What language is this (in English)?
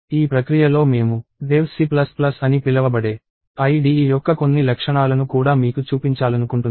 Telugu